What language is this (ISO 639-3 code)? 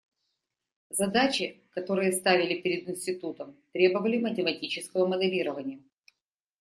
rus